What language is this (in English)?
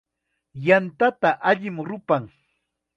Chiquián Ancash Quechua